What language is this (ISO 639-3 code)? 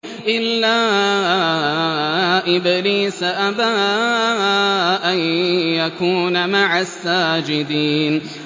ara